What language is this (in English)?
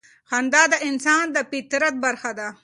Pashto